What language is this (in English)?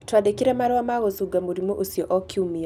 Kikuyu